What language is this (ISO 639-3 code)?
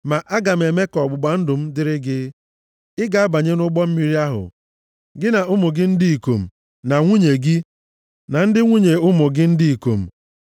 ibo